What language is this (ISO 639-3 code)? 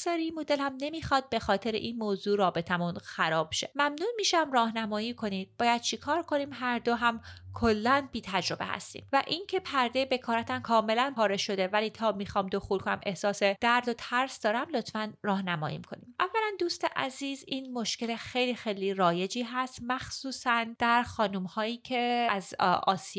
fas